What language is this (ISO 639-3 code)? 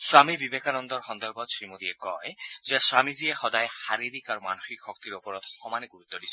asm